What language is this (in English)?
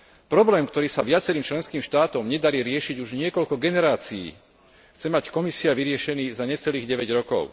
Slovak